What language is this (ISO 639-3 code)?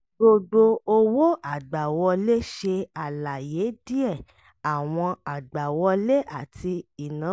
yor